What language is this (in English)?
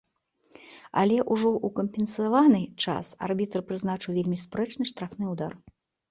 Belarusian